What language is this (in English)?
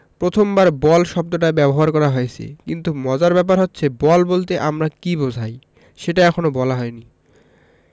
Bangla